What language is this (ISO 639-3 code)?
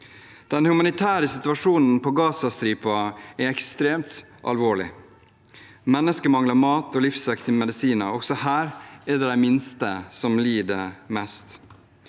nor